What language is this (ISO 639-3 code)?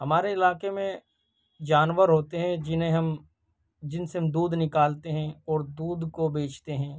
urd